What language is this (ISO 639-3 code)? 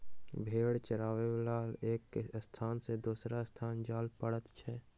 mai